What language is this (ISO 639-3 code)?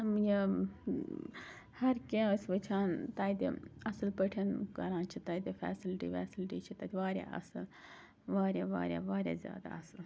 kas